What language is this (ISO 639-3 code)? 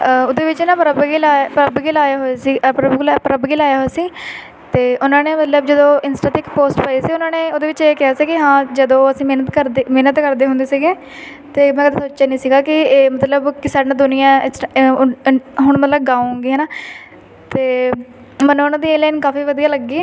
pan